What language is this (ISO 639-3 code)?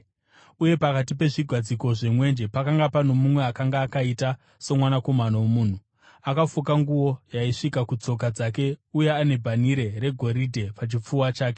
sna